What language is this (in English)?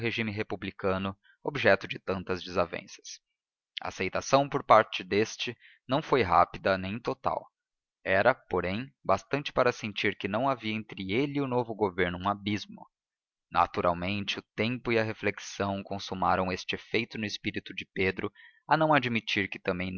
Portuguese